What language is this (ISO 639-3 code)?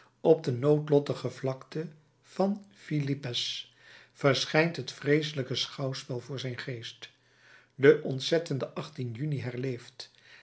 nld